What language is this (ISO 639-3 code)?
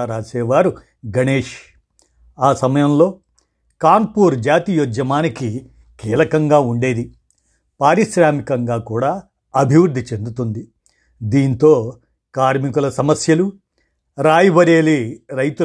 tel